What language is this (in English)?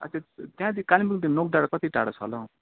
Nepali